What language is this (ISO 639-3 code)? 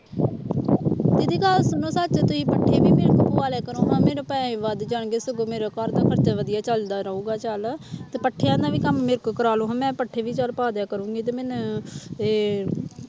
pan